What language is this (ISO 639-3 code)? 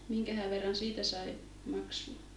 fin